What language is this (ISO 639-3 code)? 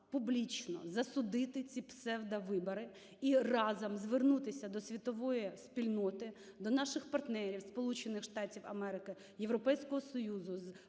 ukr